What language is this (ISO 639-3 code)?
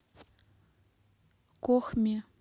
rus